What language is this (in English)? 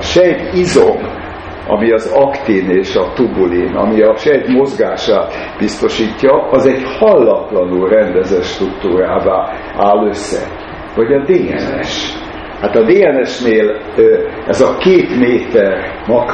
Hungarian